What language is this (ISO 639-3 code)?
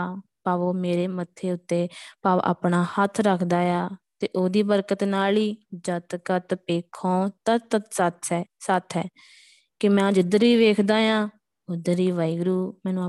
pan